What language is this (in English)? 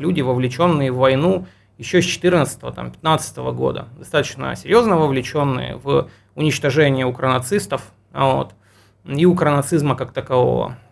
Russian